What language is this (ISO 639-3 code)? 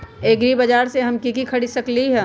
mag